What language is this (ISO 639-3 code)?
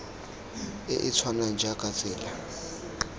tsn